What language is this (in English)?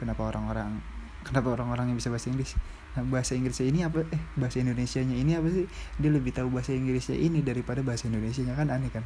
Indonesian